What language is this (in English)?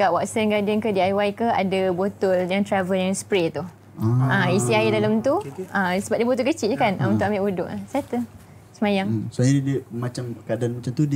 Malay